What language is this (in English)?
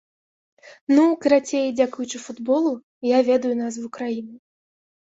Belarusian